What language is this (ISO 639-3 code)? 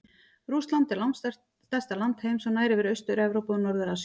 isl